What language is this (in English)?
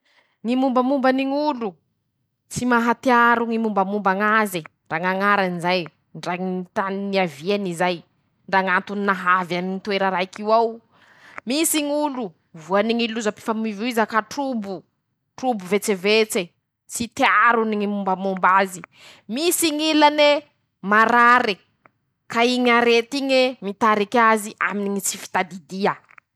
Masikoro Malagasy